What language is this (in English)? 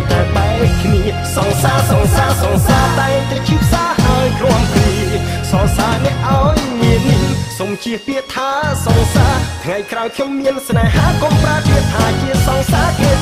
Thai